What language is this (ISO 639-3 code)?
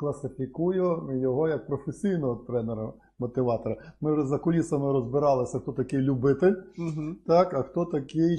ukr